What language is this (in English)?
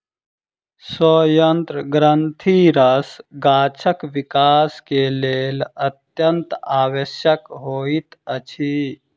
Maithili